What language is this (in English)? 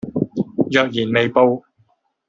Cantonese